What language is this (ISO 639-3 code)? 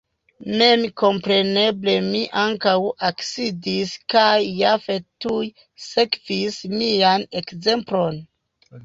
epo